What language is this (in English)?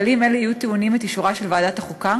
Hebrew